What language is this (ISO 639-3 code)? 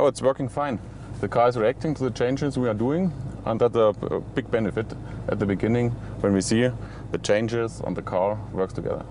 deu